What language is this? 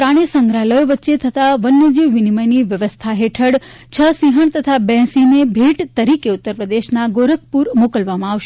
Gujarati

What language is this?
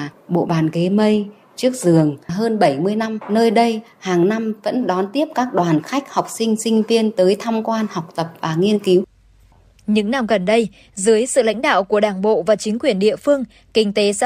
Vietnamese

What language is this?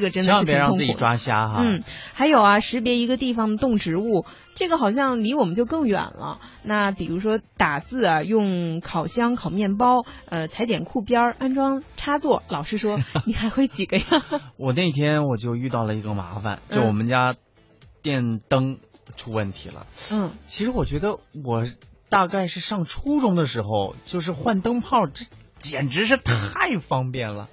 Chinese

